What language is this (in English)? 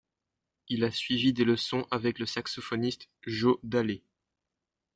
French